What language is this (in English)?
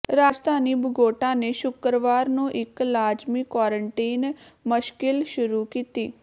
Punjabi